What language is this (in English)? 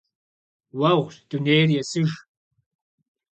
Kabardian